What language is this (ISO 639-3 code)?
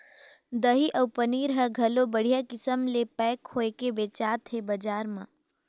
hne